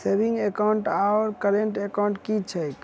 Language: Maithili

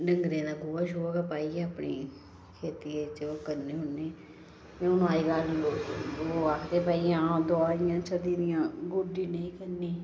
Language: Dogri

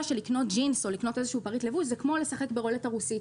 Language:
Hebrew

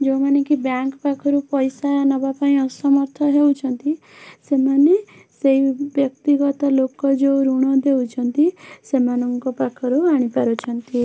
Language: Odia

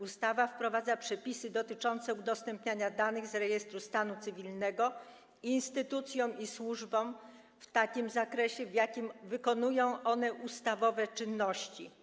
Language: Polish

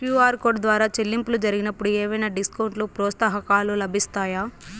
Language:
Telugu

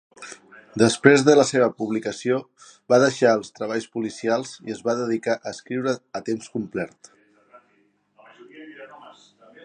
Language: Catalan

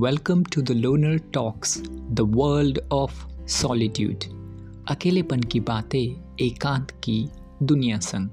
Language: Hindi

